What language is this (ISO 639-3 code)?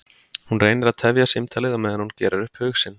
isl